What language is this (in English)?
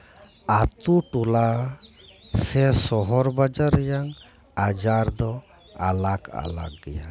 Santali